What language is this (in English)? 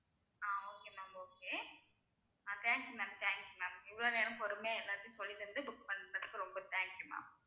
Tamil